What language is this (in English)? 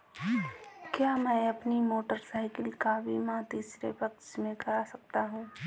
Hindi